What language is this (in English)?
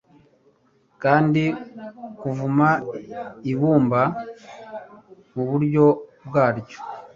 Kinyarwanda